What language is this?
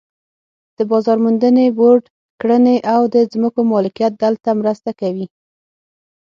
Pashto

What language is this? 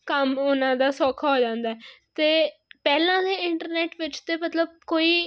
Punjabi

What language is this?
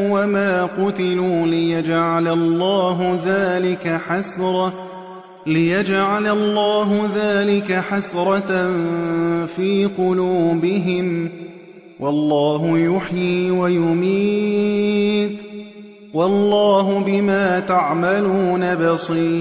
Arabic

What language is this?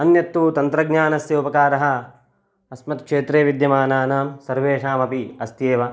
Sanskrit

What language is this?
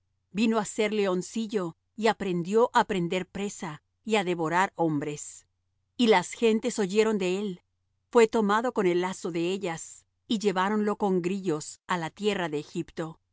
Spanish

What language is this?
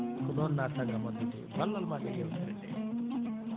Fula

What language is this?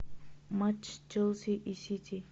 Russian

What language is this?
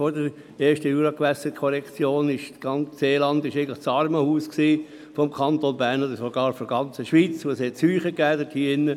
Swiss German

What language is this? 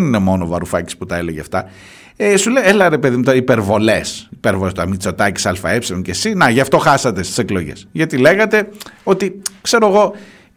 Greek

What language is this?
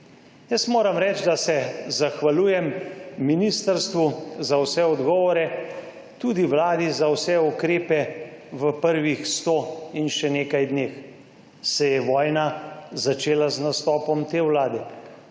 Slovenian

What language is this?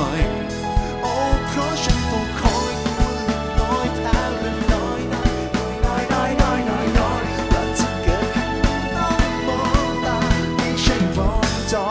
Thai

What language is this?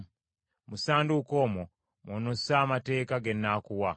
Ganda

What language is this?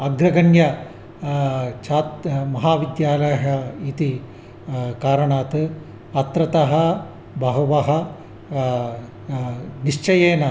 Sanskrit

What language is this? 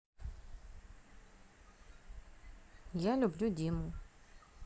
Russian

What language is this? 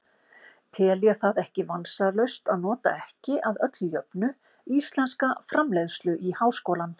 Icelandic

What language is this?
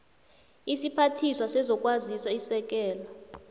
South Ndebele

